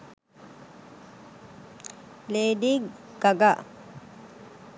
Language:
Sinhala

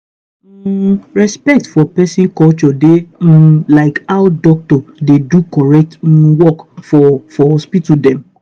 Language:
Nigerian Pidgin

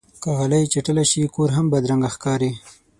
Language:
Pashto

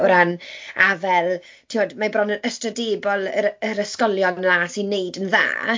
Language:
Welsh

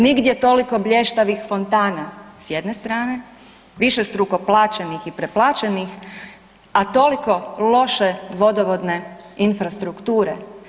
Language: Croatian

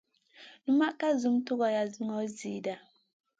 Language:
Masana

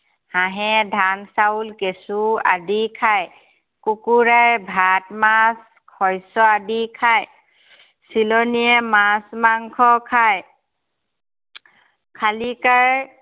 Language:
Assamese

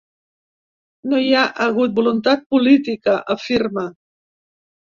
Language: Catalan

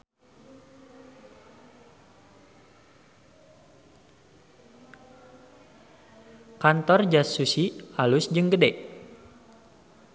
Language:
Sundanese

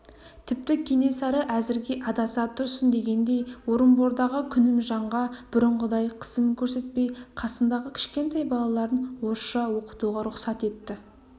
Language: Kazakh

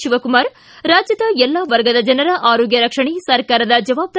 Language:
Kannada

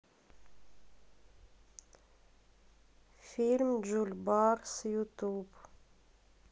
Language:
Russian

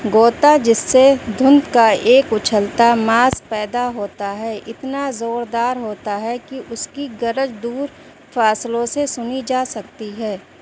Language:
Urdu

